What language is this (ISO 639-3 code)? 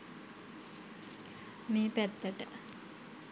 sin